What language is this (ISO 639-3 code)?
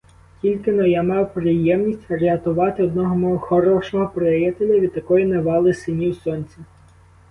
ukr